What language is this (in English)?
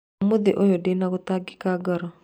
Kikuyu